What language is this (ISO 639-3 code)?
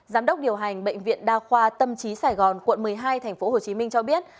vie